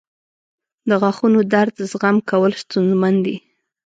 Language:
Pashto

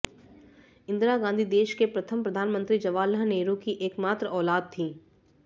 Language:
Hindi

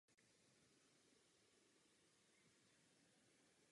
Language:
Czech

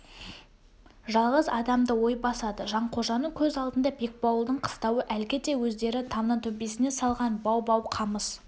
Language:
Kazakh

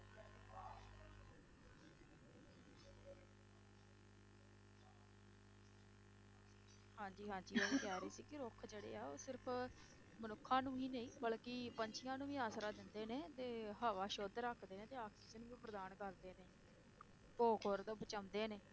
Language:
Punjabi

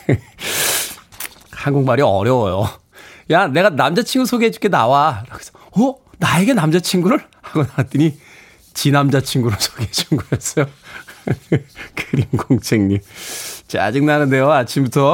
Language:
Korean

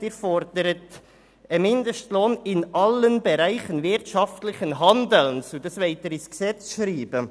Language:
Swiss German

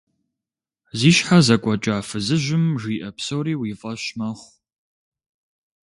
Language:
Kabardian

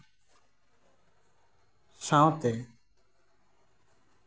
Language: Santali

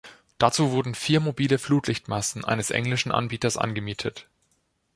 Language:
German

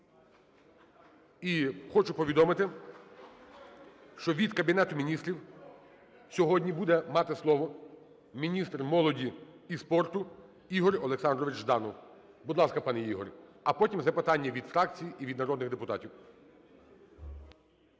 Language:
Ukrainian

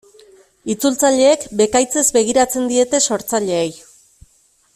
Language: Basque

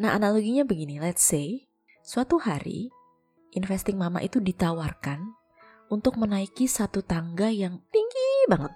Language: Indonesian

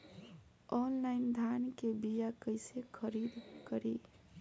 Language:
Bhojpuri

